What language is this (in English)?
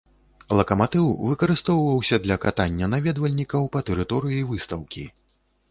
Belarusian